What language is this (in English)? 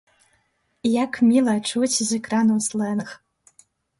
Belarusian